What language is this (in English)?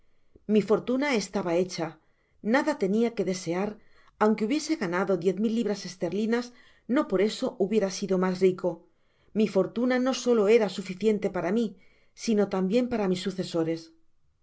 Spanish